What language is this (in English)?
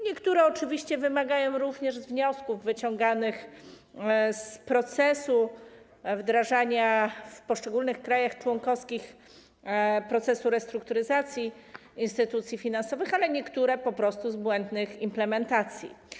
Polish